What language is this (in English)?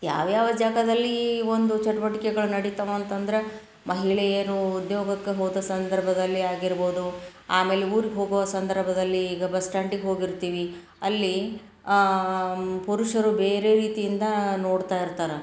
Kannada